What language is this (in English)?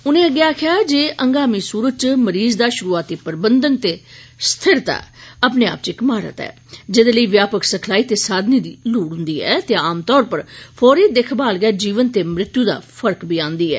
Dogri